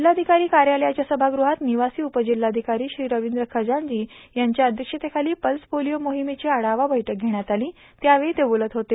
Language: Marathi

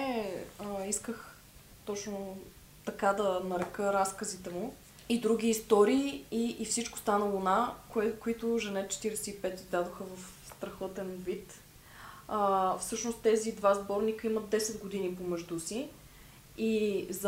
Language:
Bulgarian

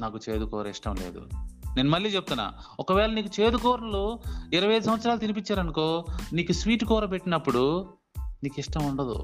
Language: Telugu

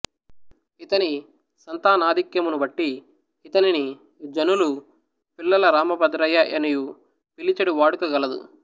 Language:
Telugu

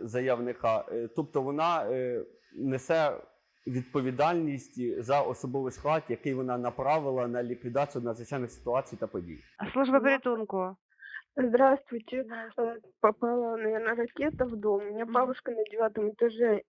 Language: Ukrainian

